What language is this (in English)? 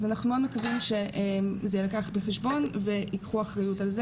Hebrew